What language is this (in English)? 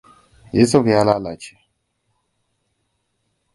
Hausa